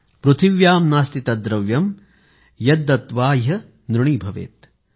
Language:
Marathi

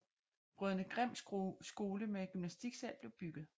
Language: Danish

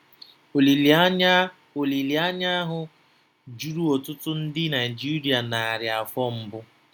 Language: Igbo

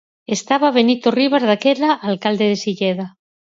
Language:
Galician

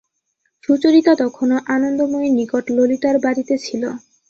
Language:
Bangla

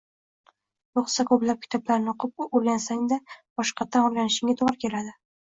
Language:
Uzbek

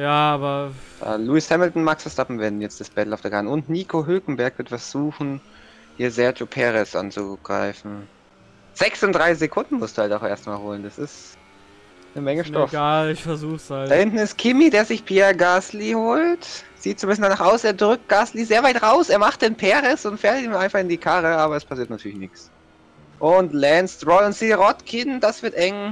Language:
German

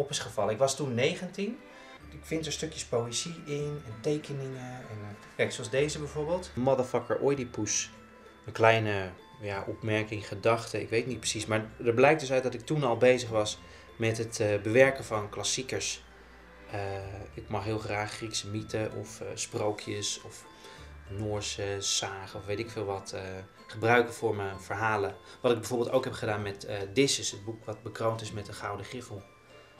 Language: Dutch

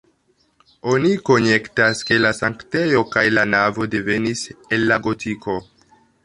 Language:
Esperanto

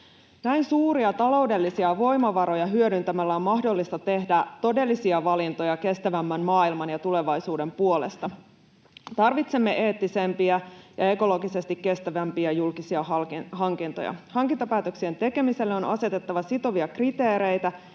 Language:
Finnish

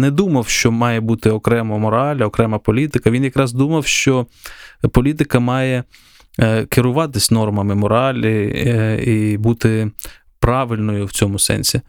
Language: Ukrainian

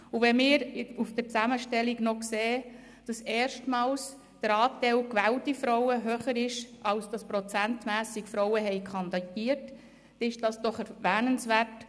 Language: Swiss German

